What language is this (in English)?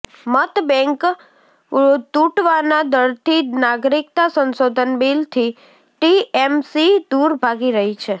Gujarati